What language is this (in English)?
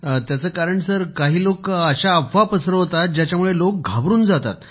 Marathi